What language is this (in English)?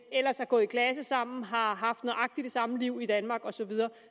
Danish